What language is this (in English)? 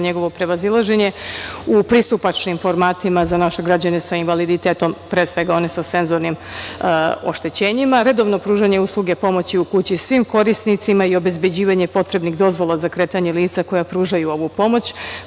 Serbian